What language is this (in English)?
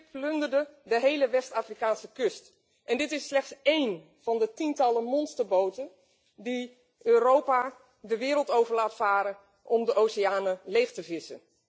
Dutch